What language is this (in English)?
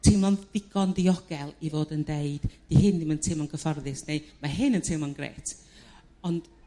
Welsh